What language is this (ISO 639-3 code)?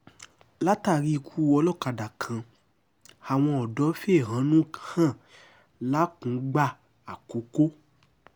yor